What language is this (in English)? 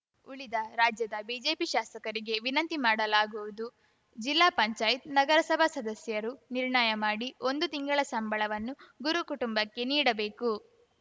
Kannada